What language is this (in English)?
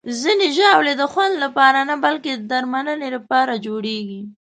Pashto